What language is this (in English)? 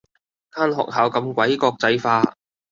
Cantonese